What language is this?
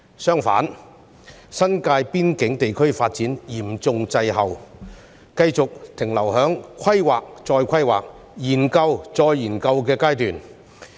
Cantonese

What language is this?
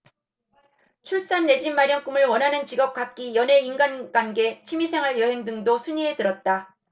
Korean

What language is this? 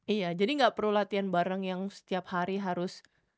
Indonesian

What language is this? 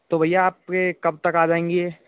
Hindi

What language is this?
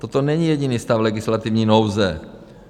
Czech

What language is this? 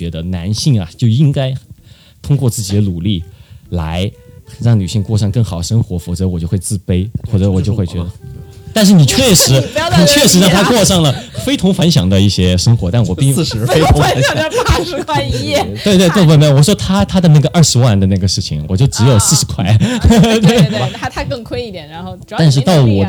Chinese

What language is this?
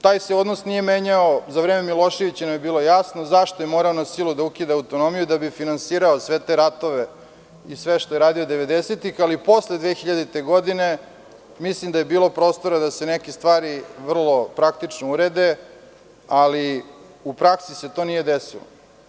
Serbian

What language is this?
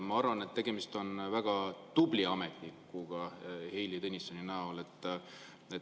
Estonian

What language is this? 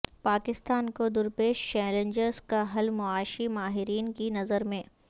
Urdu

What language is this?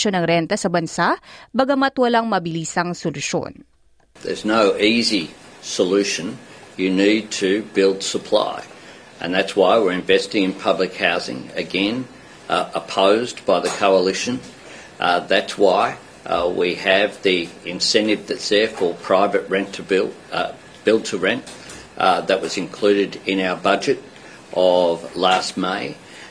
Filipino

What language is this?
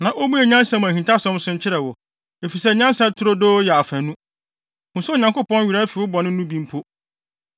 Akan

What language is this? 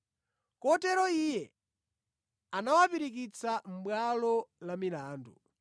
Nyanja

